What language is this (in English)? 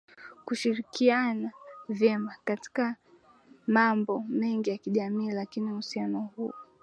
Swahili